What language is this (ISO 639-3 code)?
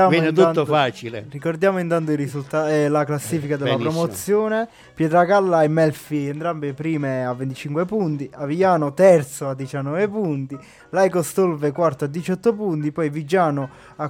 ita